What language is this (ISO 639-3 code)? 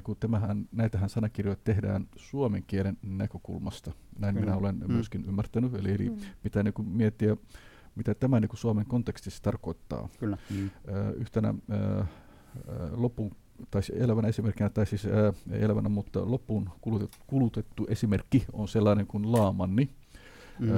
fin